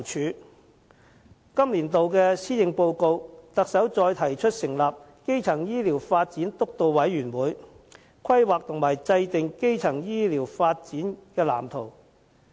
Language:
Cantonese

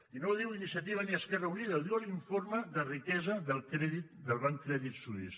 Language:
Catalan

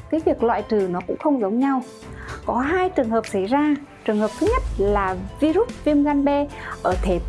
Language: Vietnamese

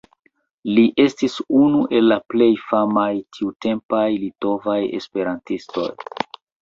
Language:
Esperanto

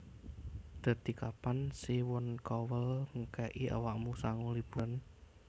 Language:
Javanese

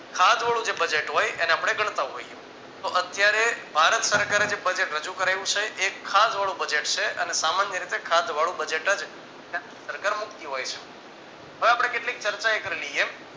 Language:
Gujarati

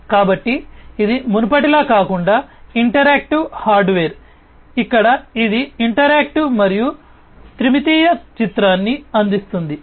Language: Telugu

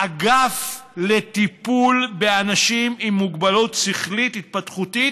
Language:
Hebrew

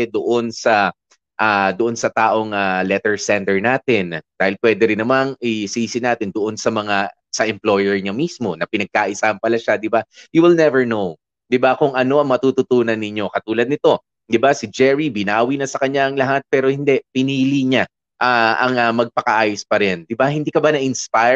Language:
Filipino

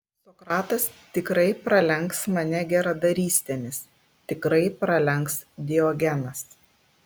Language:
Lithuanian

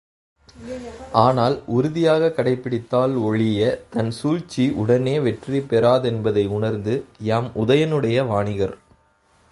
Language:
Tamil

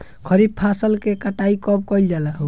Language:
Bhojpuri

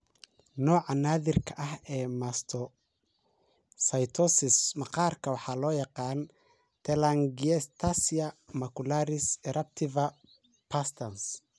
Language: Somali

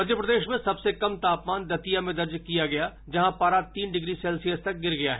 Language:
Hindi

